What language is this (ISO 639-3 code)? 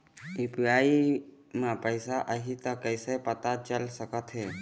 hne